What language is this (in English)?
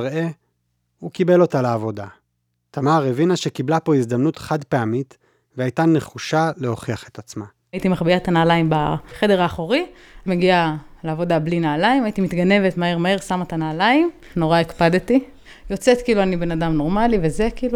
Hebrew